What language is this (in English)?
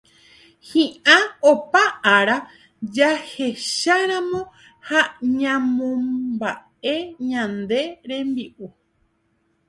Guarani